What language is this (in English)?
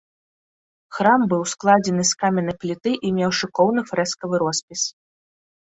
Belarusian